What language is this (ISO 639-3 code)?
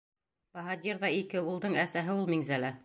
bak